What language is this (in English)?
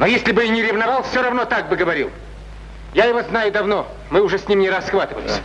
Russian